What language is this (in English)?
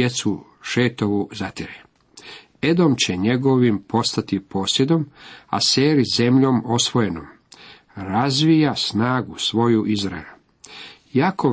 Croatian